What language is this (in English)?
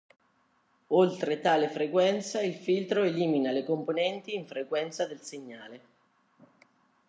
Italian